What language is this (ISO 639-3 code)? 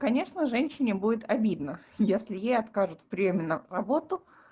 rus